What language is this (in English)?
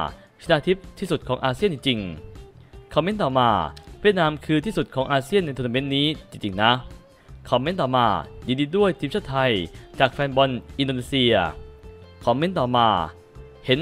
Thai